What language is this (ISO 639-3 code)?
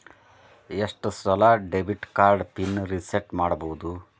kan